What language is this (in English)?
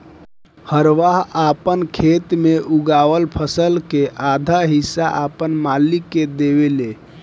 Bhojpuri